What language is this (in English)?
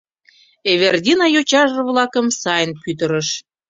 Mari